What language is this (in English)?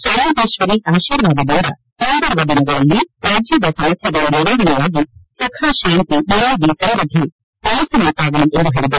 Kannada